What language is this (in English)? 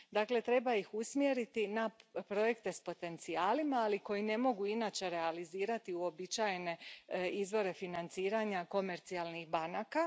Croatian